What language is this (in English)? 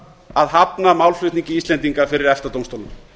Icelandic